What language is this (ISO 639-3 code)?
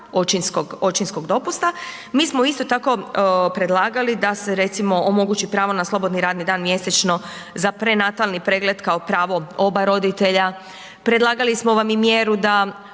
hrv